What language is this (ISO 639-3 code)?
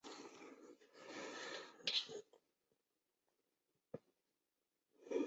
zho